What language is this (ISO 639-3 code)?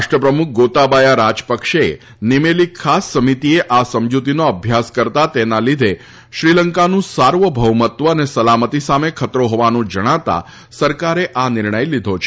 guj